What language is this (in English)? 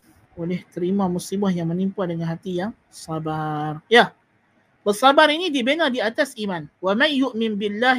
Malay